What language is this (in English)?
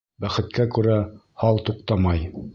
Bashkir